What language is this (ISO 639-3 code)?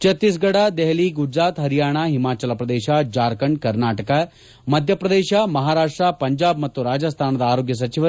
kan